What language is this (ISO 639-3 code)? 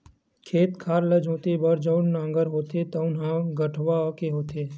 hne